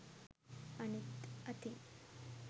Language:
Sinhala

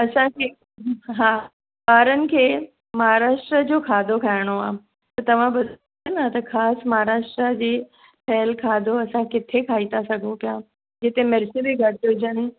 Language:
Sindhi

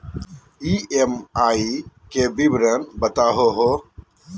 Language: Magahi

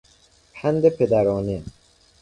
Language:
Persian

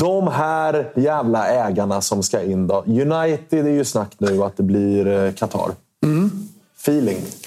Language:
Swedish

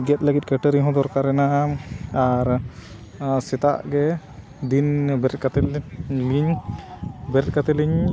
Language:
Santali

